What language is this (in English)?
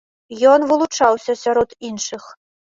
Belarusian